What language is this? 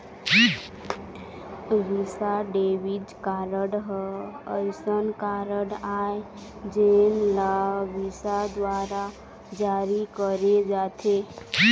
Chhattisgarhi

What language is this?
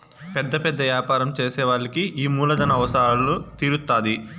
Telugu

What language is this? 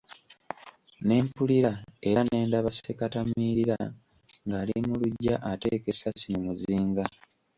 Ganda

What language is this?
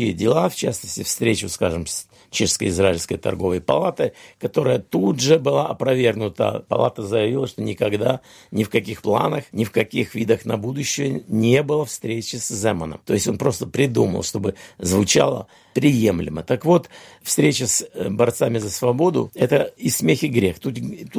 Russian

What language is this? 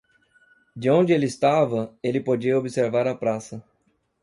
Portuguese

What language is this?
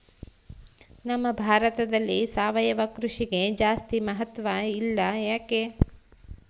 Kannada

